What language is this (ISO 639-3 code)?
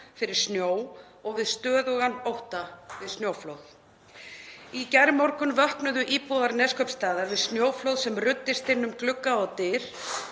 isl